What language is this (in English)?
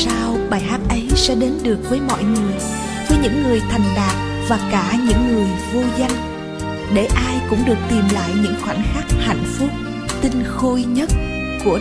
Vietnamese